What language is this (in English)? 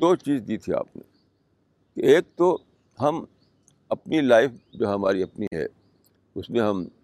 Urdu